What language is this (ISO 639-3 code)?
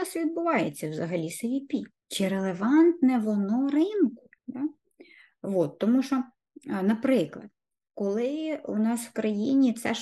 ukr